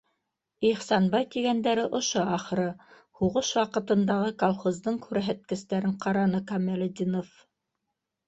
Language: Bashkir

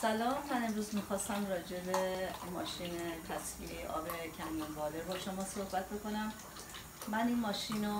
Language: Persian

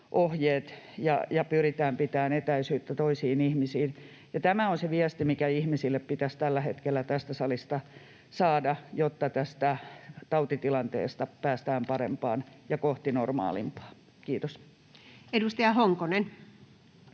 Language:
Finnish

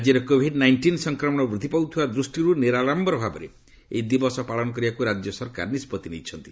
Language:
Odia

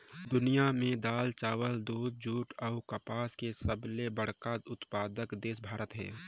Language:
Chhattisgarhi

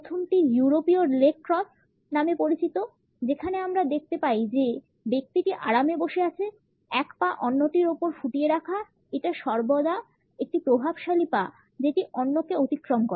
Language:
Bangla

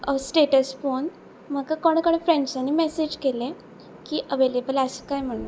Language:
Konkani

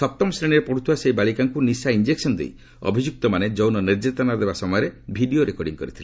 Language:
Odia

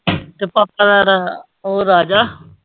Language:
Punjabi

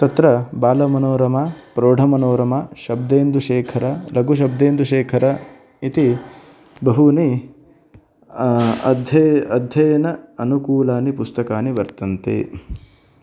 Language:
Sanskrit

